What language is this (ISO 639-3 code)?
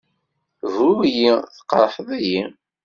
kab